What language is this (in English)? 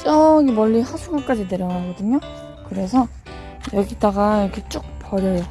Korean